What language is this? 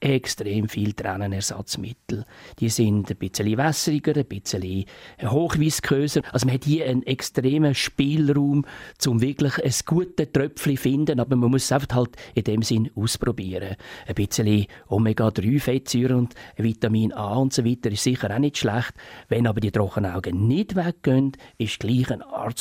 German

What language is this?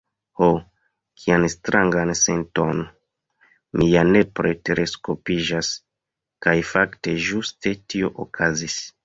Esperanto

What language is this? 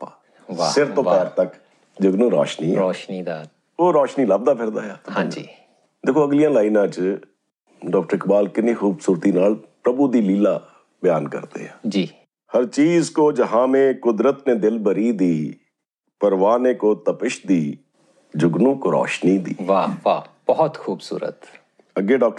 Punjabi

